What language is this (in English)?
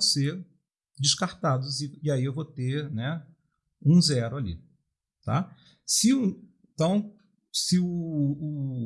Portuguese